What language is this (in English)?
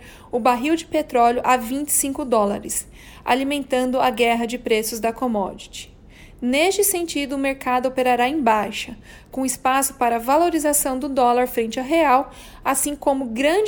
Portuguese